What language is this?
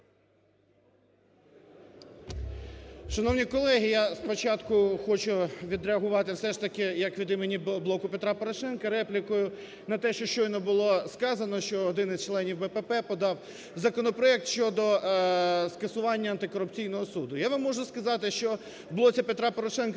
Ukrainian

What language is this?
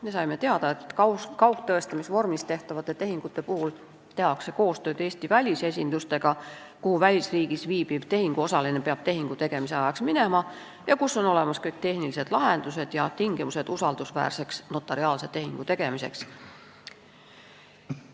Estonian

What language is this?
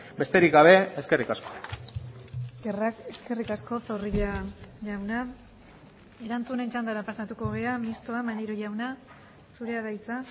Basque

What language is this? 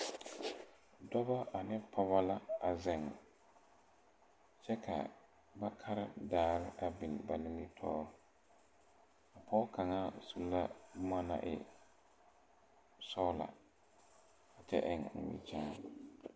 Southern Dagaare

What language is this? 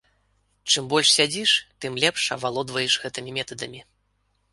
Belarusian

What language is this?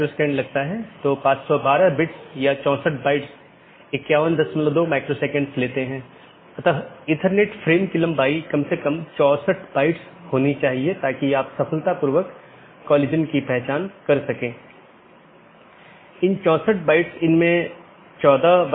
Hindi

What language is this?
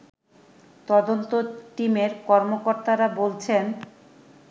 Bangla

